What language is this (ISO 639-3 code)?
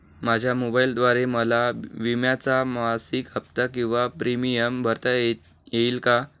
mar